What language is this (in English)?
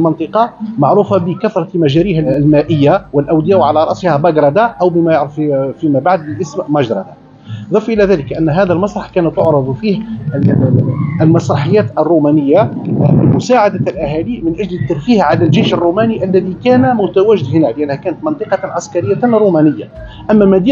Arabic